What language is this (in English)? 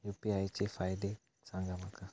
Marathi